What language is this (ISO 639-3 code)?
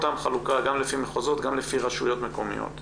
heb